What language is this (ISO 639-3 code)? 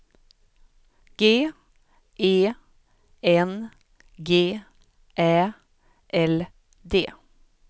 swe